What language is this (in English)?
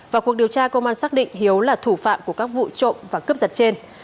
Vietnamese